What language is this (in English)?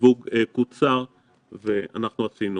Hebrew